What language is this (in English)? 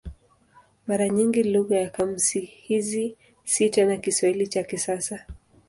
Swahili